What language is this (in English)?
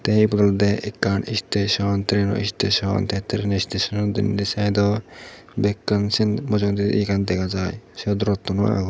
Chakma